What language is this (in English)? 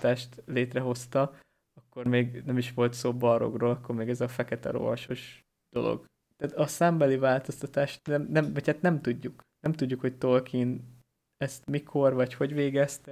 Hungarian